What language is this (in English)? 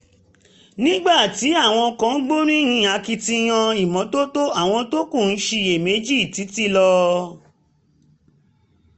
Yoruba